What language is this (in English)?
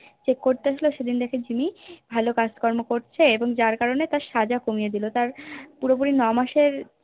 Bangla